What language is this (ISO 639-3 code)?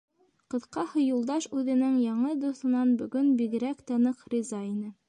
bak